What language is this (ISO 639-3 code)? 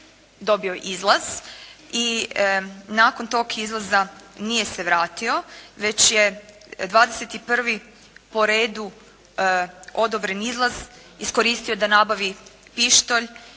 hrv